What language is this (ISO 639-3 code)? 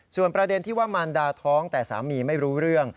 tha